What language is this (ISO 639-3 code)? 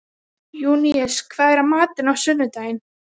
isl